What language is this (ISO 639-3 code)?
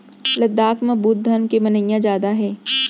hne